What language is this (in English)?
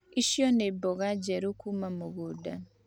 Kikuyu